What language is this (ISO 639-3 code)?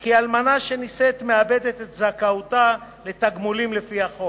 heb